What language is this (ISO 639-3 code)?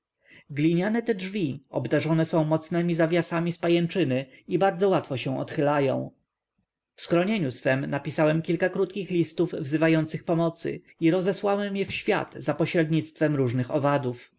pol